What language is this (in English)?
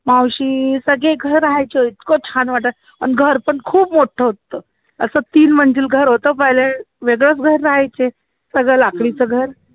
Marathi